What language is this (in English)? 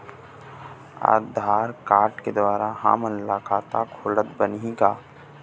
Chhattisgarhi